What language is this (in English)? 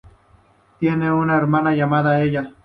Spanish